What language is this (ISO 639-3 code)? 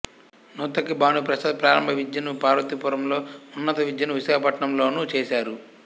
tel